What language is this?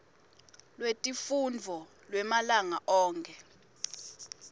Swati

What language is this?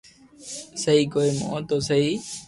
Loarki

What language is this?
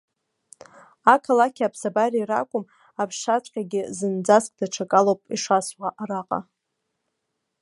Abkhazian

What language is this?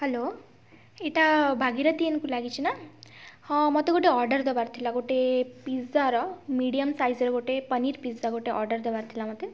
Odia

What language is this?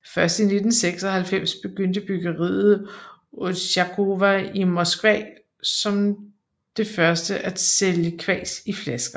Danish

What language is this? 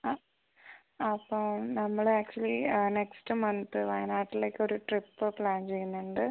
Malayalam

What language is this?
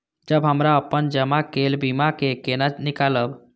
Maithili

